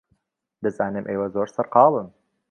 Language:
Central Kurdish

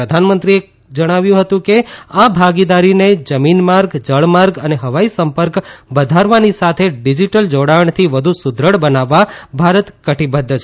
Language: Gujarati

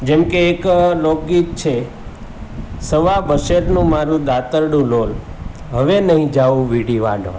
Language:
Gujarati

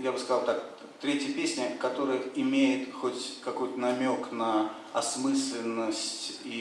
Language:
Russian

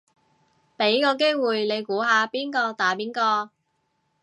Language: Cantonese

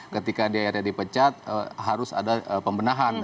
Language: Indonesian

